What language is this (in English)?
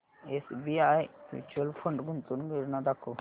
Marathi